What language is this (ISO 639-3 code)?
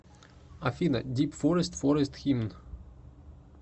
rus